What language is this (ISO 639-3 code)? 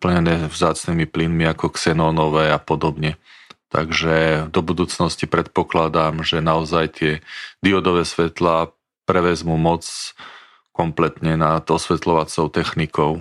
slk